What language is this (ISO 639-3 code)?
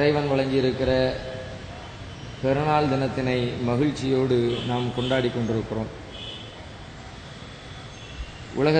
ara